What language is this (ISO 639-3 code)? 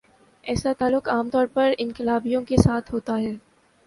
urd